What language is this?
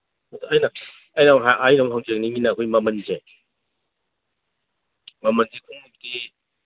Manipuri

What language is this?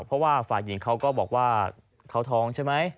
Thai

